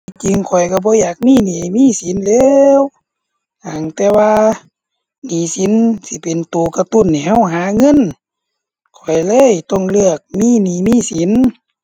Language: Thai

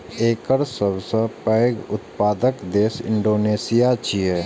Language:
Maithili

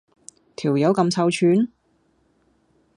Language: Cantonese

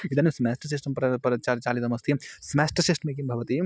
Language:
Sanskrit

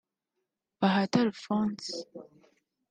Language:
Kinyarwanda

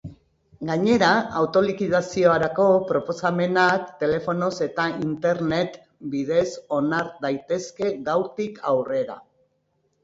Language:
Basque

